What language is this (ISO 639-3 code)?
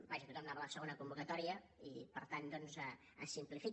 cat